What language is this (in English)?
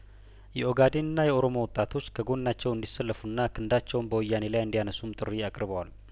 Amharic